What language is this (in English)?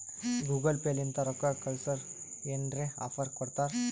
Kannada